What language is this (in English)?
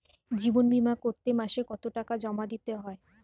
Bangla